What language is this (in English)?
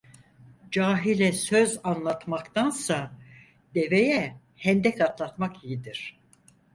Turkish